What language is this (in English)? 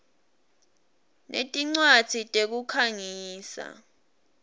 Swati